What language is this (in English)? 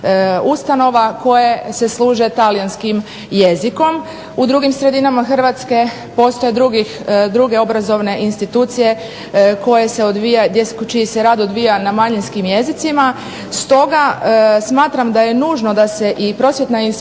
Croatian